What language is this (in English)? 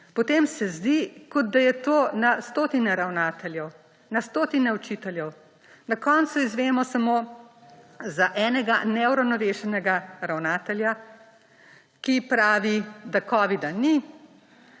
Slovenian